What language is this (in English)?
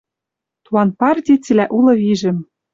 Western Mari